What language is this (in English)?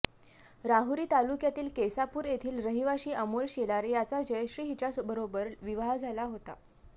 Marathi